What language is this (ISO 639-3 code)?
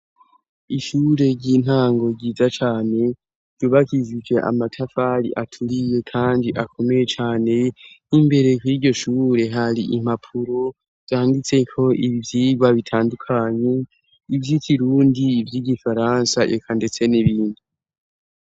run